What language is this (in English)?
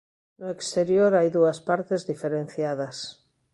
Galician